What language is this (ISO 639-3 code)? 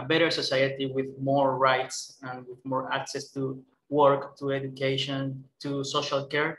eng